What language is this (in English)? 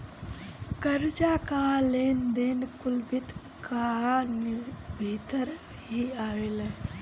Bhojpuri